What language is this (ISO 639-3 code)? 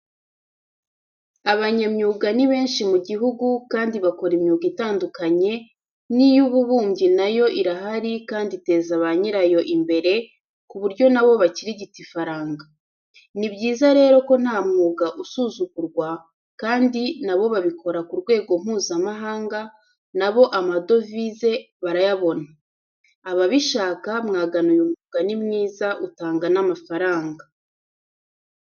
kin